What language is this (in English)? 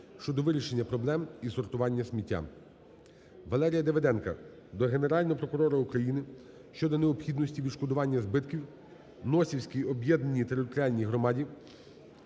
Ukrainian